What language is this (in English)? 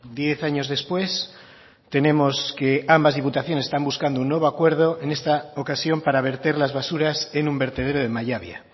Spanish